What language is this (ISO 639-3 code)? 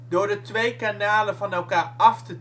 nld